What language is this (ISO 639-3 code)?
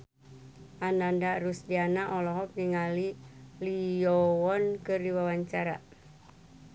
sun